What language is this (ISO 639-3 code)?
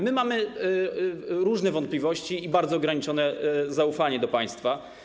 pol